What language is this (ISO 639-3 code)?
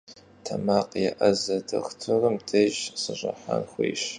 kbd